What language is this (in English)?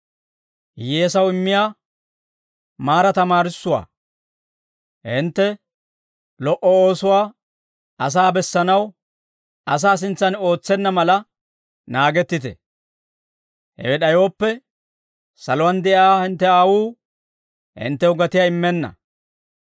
Dawro